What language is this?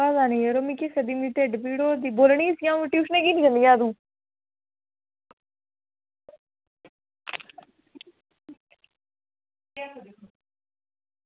Dogri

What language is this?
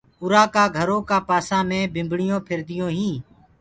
Gurgula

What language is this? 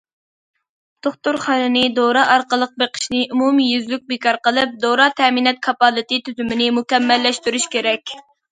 Uyghur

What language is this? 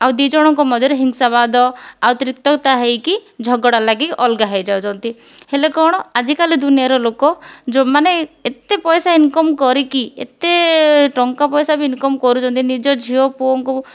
Odia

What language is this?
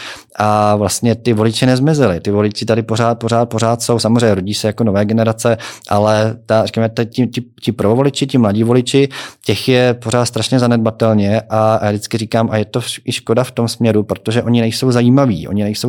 Czech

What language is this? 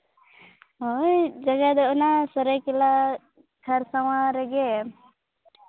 Santali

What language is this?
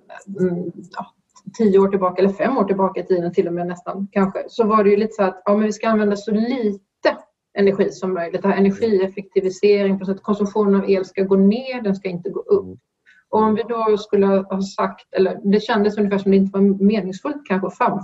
Swedish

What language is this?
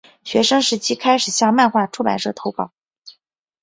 Chinese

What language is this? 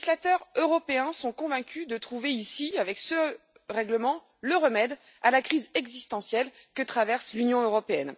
French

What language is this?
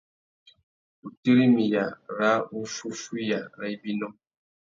Tuki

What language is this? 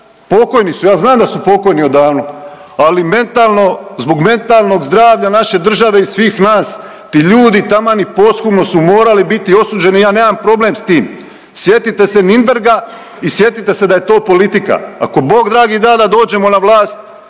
Croatian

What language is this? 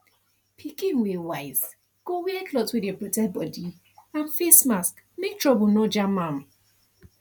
Nigerian Pidgin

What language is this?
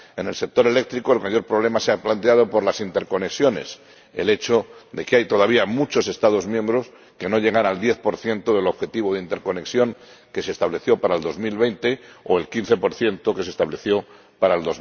Spanish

